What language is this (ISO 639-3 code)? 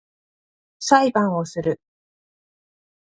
jpn